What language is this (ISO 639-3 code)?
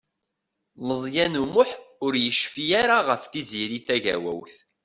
kab